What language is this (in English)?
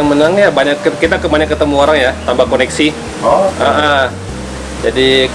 Indonesian